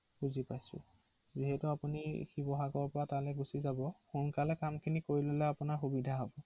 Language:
Assamese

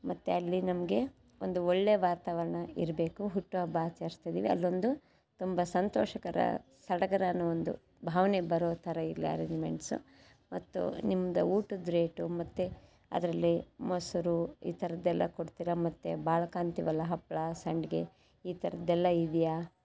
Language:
Kannada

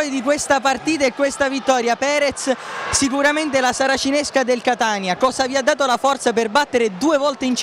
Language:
Italian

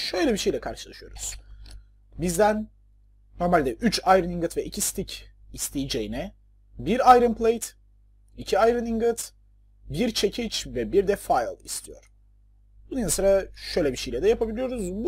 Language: Turkish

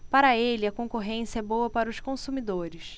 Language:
Portuguese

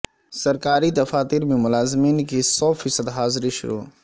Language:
Urdu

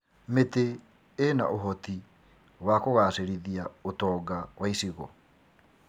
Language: Kikuyu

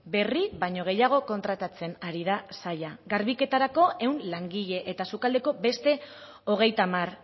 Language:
Basque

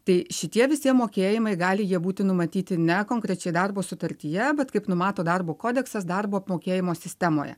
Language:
Lithuanian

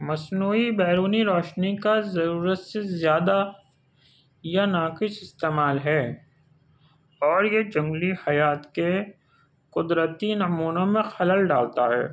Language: Urdu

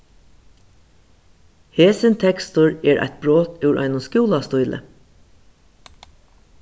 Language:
Faroese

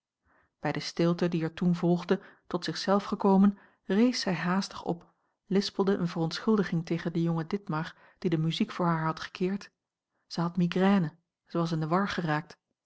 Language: Dutch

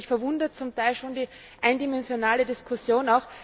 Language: German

